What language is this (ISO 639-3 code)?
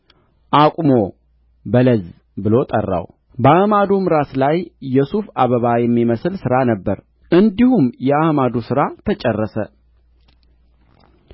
amh